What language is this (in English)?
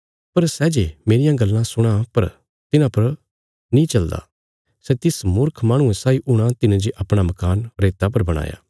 Bilaspuri